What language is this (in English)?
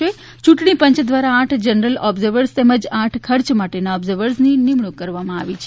Gujarati